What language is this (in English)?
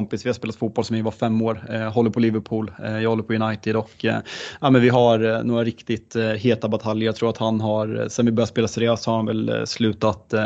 Swedish